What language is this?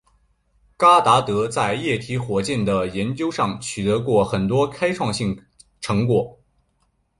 Chinese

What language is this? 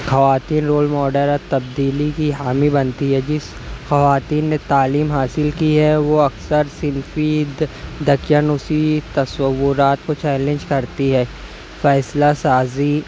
Urdu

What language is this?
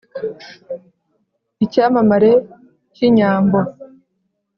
Kinyarwanda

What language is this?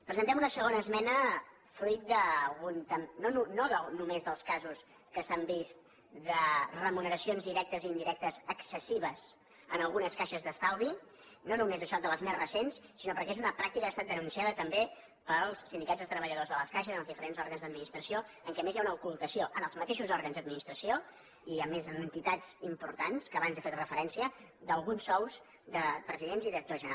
Catalan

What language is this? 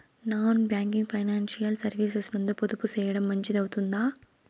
Telugu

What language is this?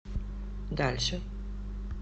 Russian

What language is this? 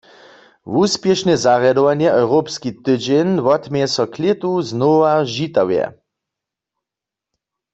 Upper Sorbian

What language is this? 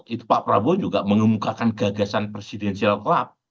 Indonesian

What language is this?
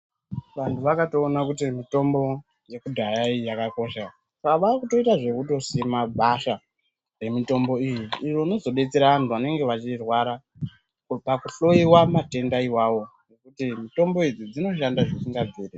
Ndau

